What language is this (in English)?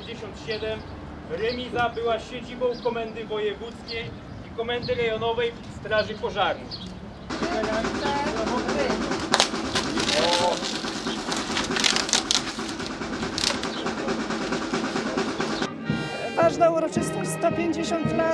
Polish